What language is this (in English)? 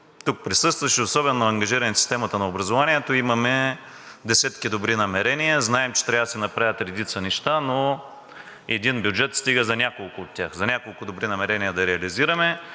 Bulgarian